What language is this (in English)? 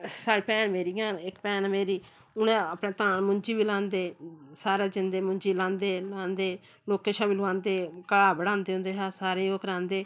Dogri